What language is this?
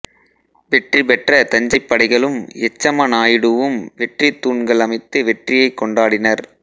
Tamil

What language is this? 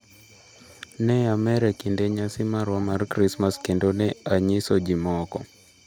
Luo (Kenya and Tanzania)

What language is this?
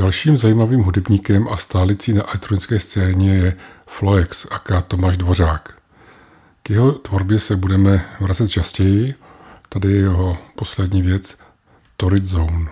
Czech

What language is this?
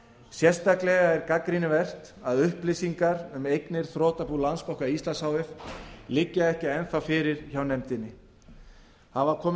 Icelandic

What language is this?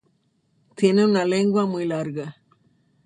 Spanish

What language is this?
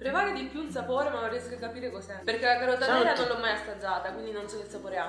Italian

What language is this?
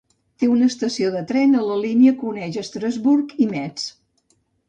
Catalan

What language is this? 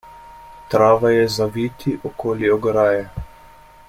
Slovenian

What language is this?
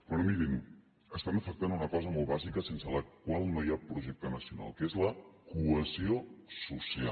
Catalan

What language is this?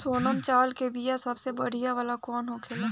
Bhojpuri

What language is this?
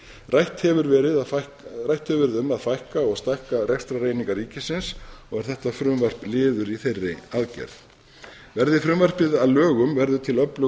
Icelandic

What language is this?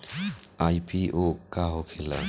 Bhojpuri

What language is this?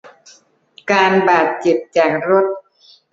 Thai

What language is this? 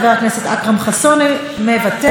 Hebrew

